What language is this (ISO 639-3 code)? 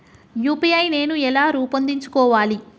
tel